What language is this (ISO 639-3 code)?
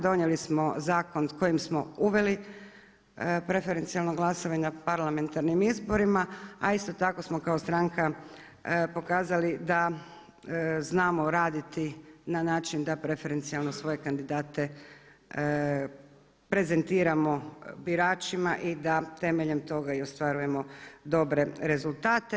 hrv